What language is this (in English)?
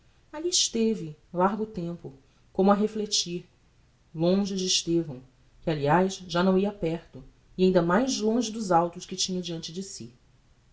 Portuguese